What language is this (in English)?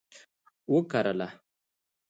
Pashto